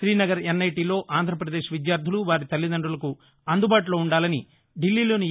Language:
Telugu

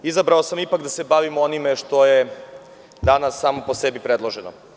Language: Serbian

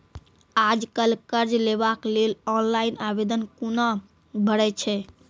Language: Maithili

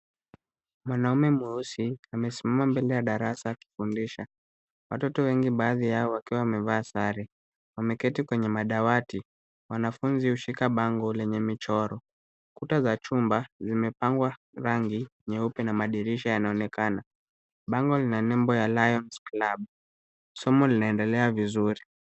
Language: Swahili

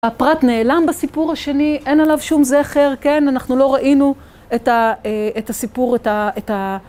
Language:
Hebrew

